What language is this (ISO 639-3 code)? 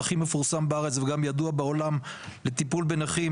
heb